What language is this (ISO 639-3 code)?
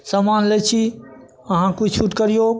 mai